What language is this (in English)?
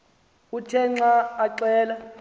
Xhosa